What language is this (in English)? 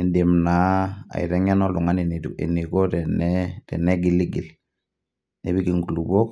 Masai